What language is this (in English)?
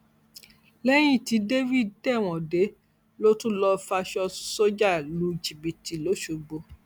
Yoruba